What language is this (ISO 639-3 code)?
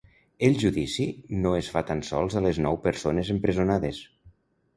cat